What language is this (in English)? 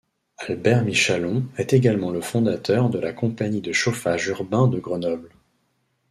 French